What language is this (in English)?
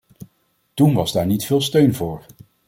Dutch